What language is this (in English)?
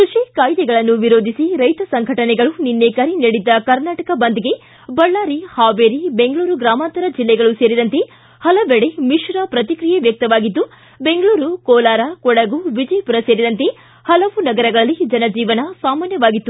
Kannada